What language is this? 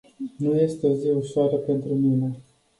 Romanian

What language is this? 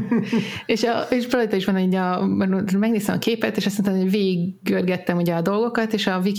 Hungarian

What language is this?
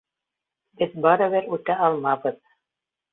Bashkir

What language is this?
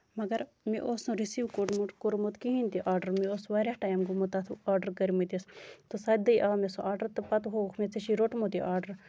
Kashmiri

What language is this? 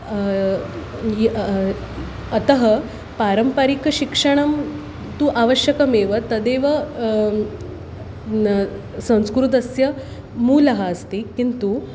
Sanskrit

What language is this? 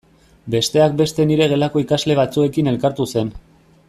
Basque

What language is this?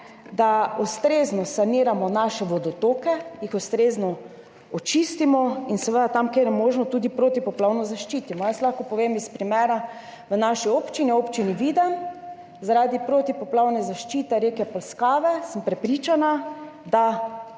Slovenian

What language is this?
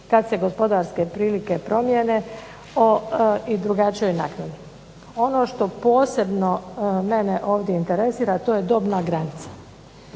Croatian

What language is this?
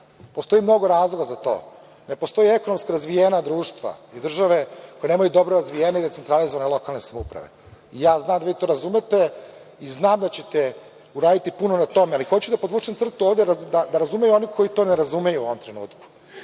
Serbian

